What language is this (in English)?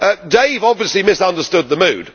English